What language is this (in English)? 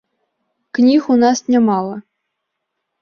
Belarusian